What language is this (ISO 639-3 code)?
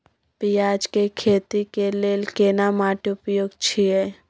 mai